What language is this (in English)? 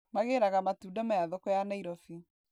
Kikuyu